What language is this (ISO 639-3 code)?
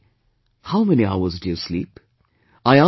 eng